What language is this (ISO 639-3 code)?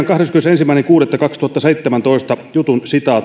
fin